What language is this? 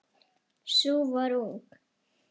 Icelandic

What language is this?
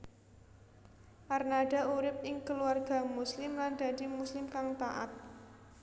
Javanese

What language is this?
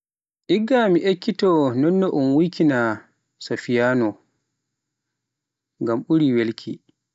Pular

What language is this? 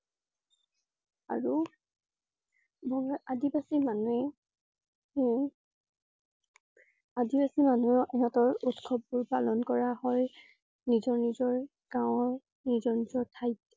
Assamese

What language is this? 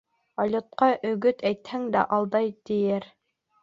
Bashkir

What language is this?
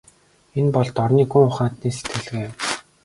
Mongolian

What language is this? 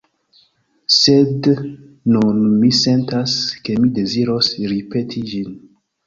Esperanto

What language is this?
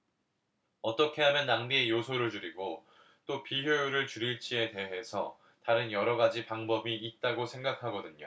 Korean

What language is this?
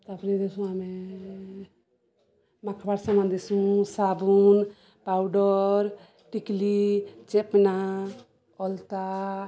Odia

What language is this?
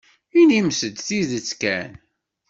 Kabyle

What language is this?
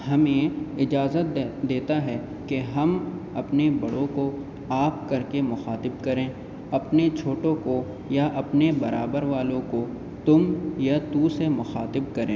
Urdu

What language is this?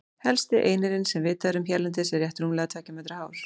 Icelandic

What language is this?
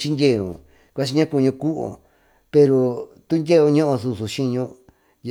Tututepec Mixtec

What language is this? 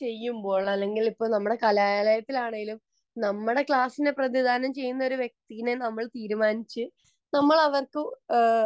Malayalam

